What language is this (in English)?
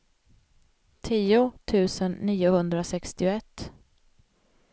Swedish